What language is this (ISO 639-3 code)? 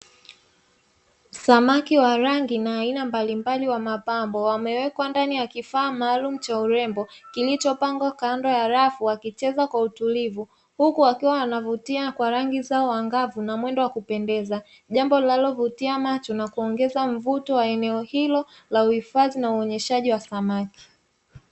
swa